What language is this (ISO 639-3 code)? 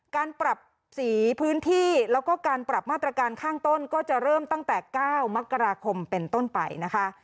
tha